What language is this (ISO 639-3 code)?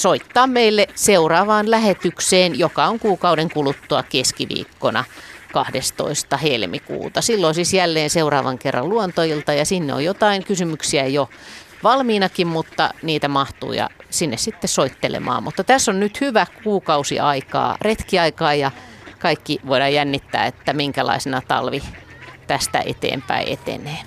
fin